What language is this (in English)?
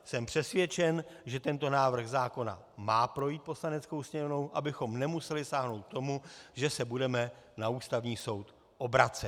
Czech